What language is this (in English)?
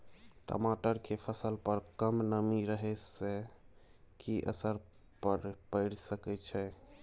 Maithili